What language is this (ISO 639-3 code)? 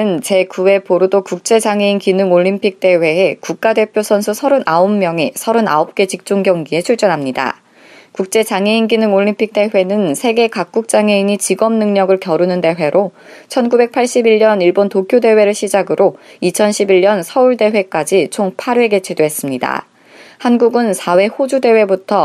kor